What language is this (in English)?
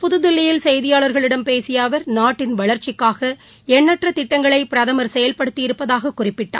Tamil